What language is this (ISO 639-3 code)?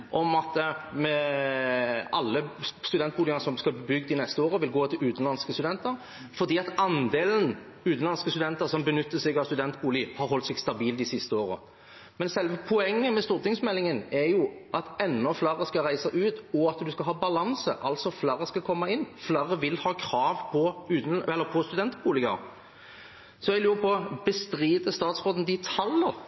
nob